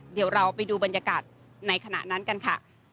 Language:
Thai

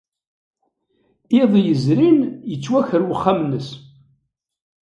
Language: Kabyle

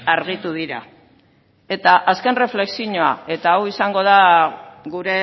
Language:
Basque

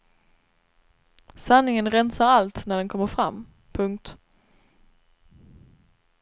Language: Swedish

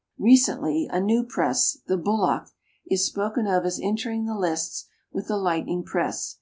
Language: English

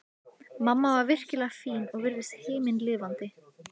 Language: Icelandic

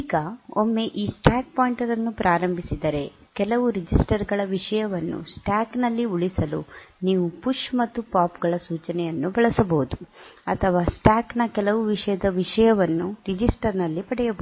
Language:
Kannada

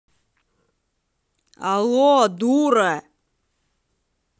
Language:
Russian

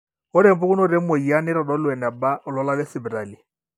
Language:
Masai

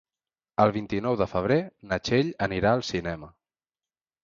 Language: Catalan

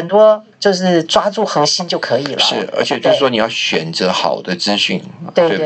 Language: Chinese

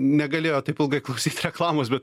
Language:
Lithuanian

